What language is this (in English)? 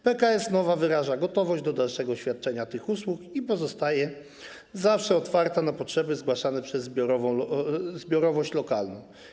Polish